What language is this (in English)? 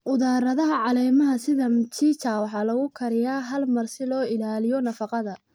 Somali